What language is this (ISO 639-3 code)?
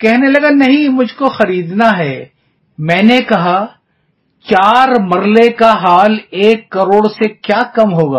urd